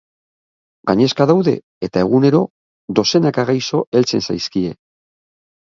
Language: Basque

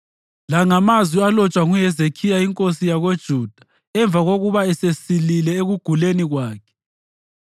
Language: North Ndebele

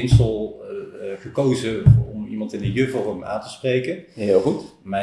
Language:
Dutch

